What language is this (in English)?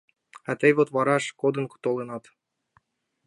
Mari